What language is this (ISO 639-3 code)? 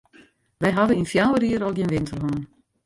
fry